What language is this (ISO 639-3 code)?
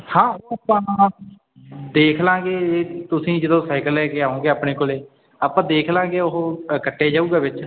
pan